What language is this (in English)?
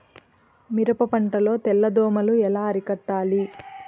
Telugu